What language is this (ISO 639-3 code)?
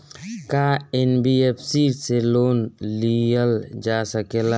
bho